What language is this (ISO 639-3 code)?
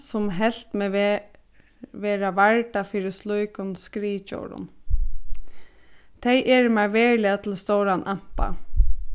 fao